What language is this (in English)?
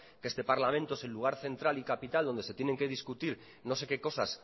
Spanish